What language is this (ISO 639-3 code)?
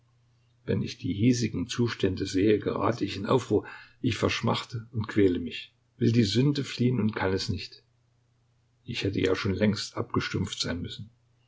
deu